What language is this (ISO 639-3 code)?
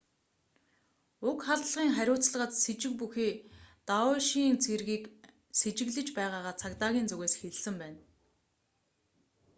mon